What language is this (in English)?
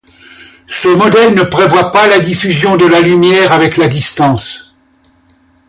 French